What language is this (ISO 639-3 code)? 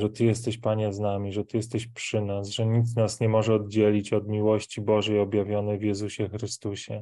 pol